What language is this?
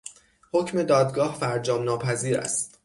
Persian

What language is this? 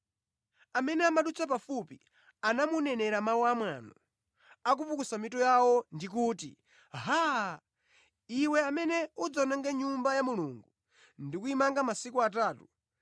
Nyanja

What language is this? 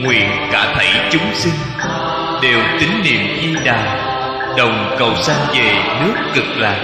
Vietnamese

